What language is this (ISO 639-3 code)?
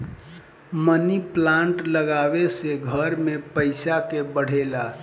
bho